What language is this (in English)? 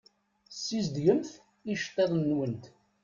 Kabyle